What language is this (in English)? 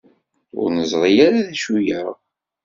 Kabyle